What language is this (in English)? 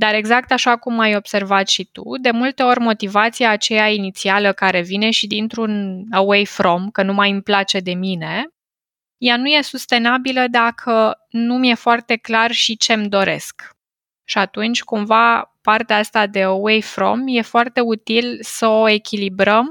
Romanian